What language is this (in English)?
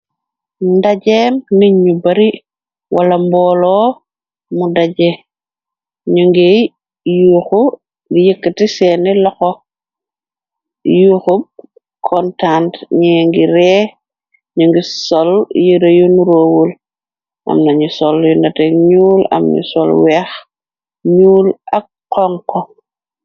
Wolof